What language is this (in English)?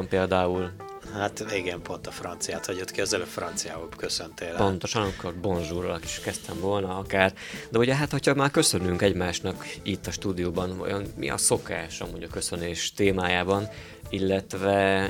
Hungarian